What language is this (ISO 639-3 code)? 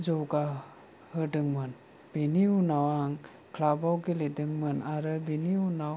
brx